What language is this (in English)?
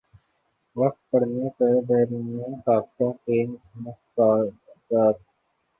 Urdu